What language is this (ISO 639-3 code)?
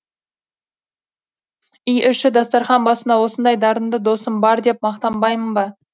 kaz